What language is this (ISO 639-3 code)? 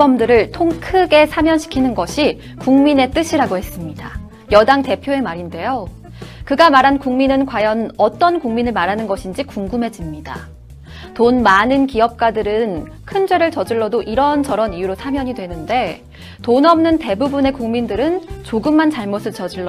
kor